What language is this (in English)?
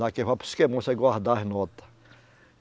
Portuguese